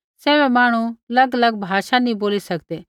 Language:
Kullu Pahari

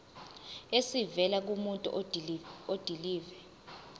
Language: Zulu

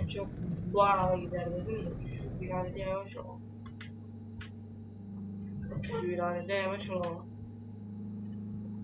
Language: Turkish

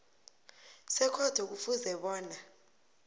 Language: South Ndebele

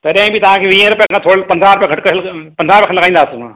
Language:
Sindhi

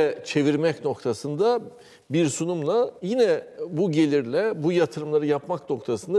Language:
Turkish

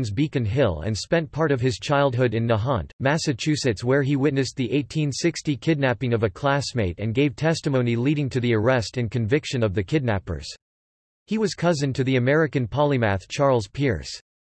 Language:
English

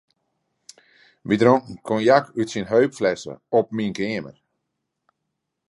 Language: Western Frisian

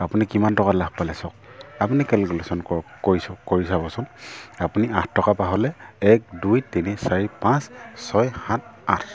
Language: Assamese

